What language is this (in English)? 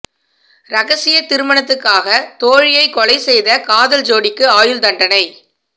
Tamil